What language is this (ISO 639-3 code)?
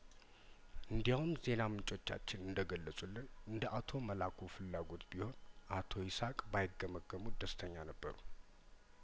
amh